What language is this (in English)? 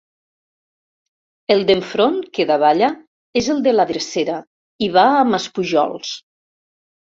Catalan